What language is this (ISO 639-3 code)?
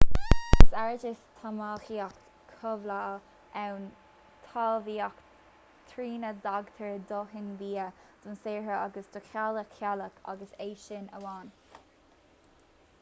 gle